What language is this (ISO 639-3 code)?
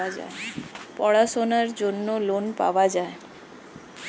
ben